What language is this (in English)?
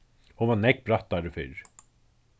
Faroese